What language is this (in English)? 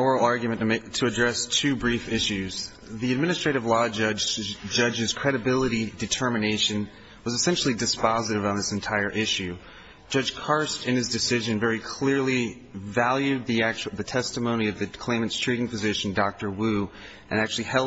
English